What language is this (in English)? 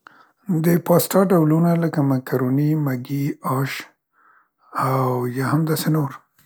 Central Pashto